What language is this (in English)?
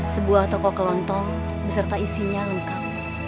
Indonesian